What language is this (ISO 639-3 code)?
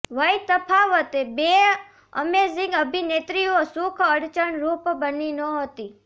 guj